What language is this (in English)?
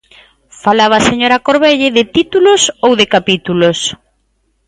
Galician